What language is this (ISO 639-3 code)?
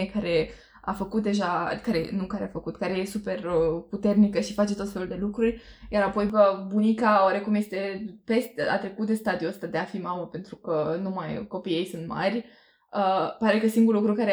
ron